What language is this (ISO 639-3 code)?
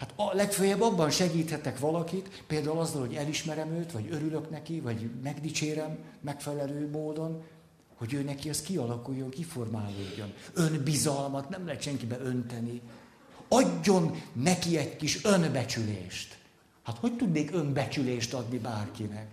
hun